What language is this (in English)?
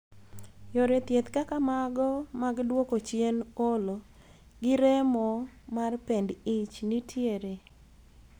Luo (Kenya and Tanzania)